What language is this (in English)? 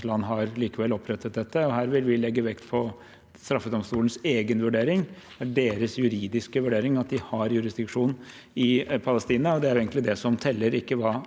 Norwegian